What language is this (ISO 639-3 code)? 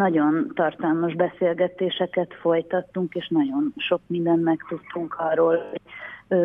hun